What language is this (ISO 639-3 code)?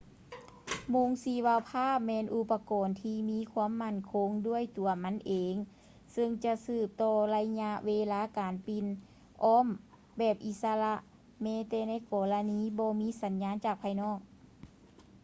lao